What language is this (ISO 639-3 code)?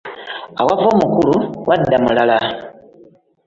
lug